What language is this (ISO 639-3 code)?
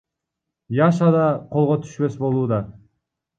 kir